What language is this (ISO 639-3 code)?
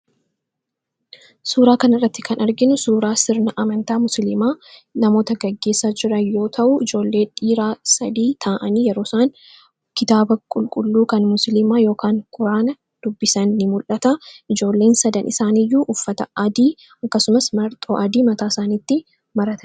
orm